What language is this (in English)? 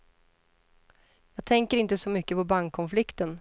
Swedish